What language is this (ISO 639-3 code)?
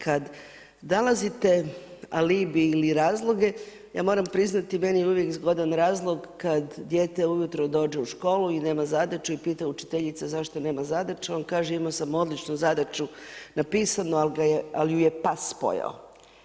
hrv